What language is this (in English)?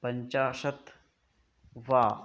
Sanskrit